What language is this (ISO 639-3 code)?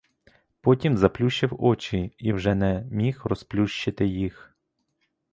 ukr